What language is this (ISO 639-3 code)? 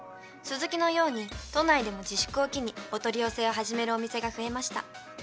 jpn